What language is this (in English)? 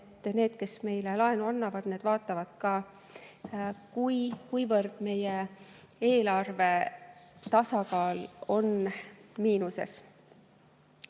Estonian